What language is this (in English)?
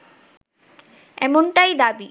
Bangla